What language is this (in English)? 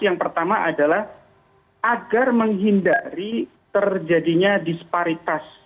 Indonesian